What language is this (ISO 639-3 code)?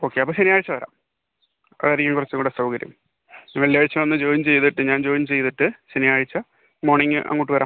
mal